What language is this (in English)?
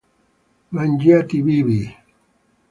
Italian